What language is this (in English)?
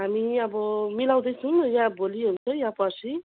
Nepali